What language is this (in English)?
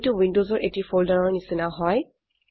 Assamese